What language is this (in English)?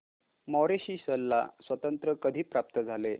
Marathi